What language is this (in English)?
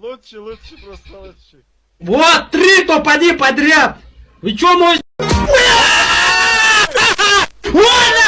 Turkish